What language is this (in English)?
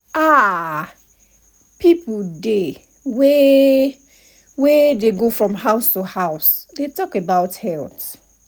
Nigerian Pidgin